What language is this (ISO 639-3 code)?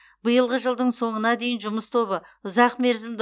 kaz